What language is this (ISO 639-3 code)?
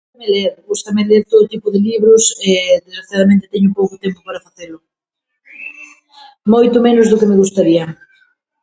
glg